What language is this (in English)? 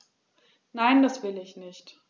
German